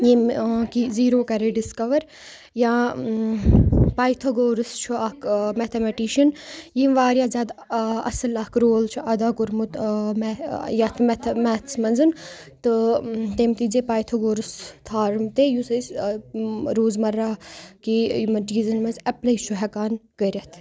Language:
Kashmiri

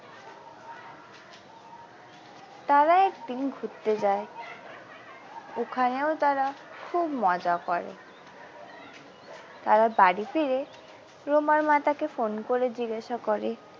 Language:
Bangla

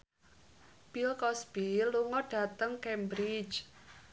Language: Javanese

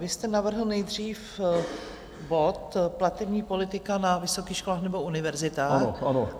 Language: Czech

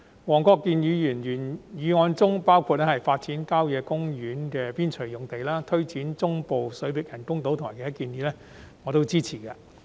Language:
Cantonese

